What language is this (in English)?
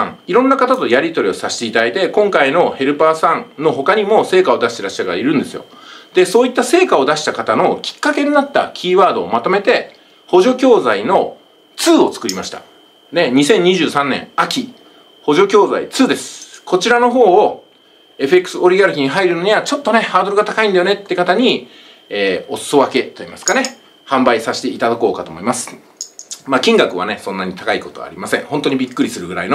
Japanese